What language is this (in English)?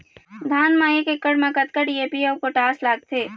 Chhattisgarhi